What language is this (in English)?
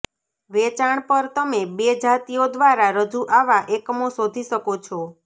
Gujarati